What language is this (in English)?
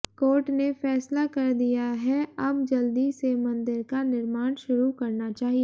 Hindi